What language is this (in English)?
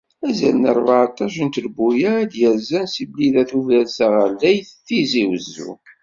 Kabyle